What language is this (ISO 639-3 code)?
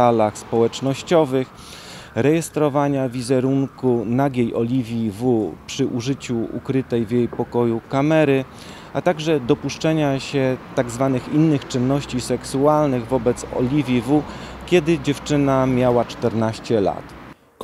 pol